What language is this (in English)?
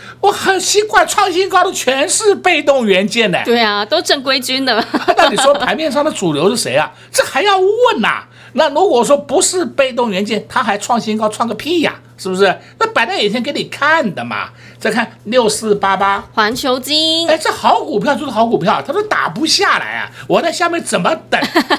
Chinese